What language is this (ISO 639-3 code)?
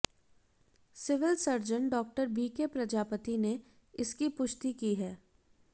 hin